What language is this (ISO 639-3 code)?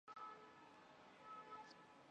zho